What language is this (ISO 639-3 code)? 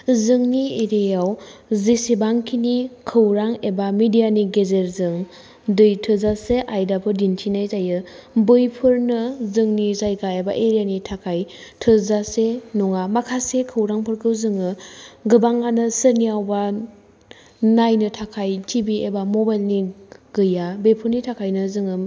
brx